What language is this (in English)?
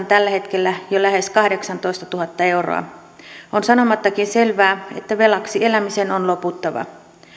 Finnish